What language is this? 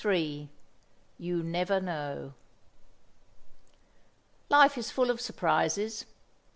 English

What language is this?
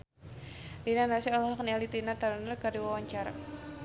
Sundanese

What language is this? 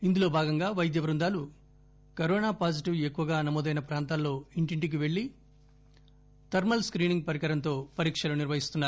Telugu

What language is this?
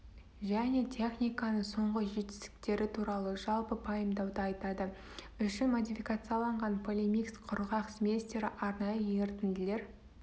Kazakh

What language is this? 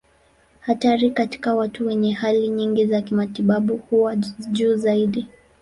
Swahili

